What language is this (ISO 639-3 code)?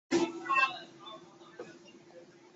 zho